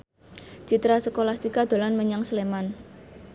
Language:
Javanese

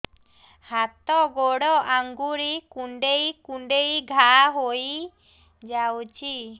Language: Odia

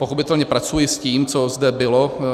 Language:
Czech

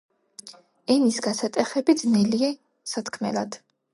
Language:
Georgian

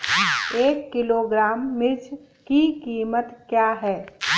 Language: Hindi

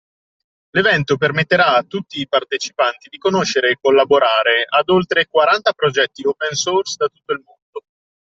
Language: Italian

